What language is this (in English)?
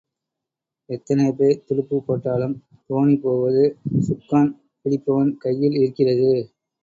Tamil